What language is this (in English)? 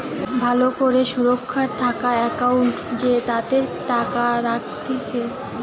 Bangla